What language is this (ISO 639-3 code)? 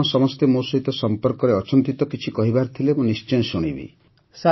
ori